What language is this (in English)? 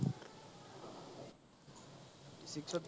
Assamese